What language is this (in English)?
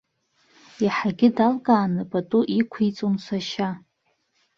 Abkhazian